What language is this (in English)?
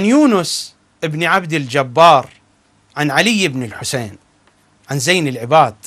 Arabic